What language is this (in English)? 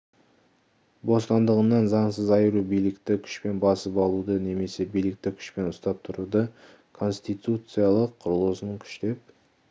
Kazakh